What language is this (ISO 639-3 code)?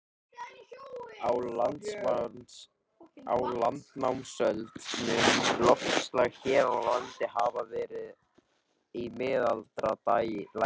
isl